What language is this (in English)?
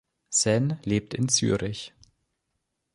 German